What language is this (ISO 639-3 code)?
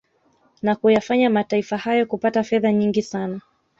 swa